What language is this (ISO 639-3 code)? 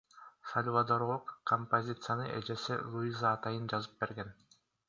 kir